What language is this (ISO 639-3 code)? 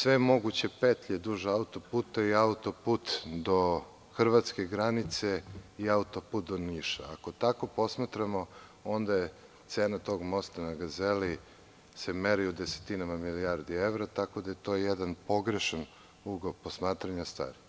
srp